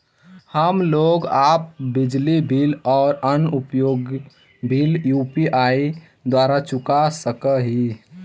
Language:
Magahi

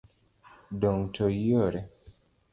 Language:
Luo (Kenya and Tanzania)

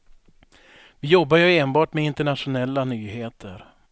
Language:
Swedish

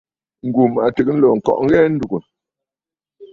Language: Bafut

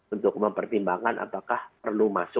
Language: Indonesian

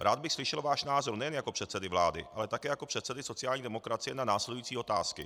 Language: Czech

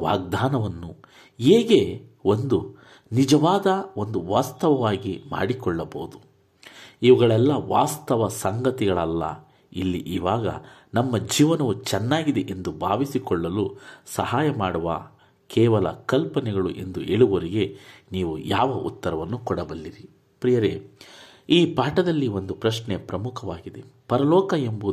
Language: Kannada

